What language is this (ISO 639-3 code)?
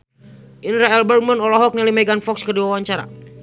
sun